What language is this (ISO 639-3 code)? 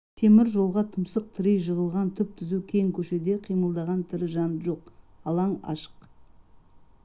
kaz